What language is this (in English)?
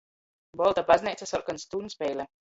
Latgalian